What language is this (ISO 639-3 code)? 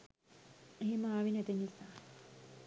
sin